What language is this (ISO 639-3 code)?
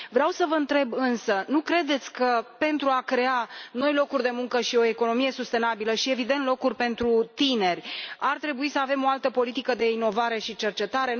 ron